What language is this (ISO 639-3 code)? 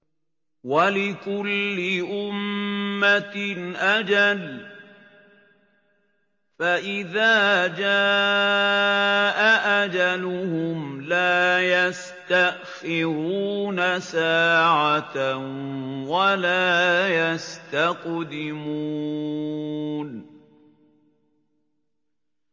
ara